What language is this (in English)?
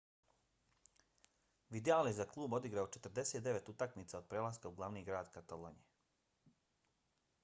Bosnian